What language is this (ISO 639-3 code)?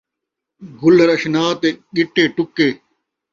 skr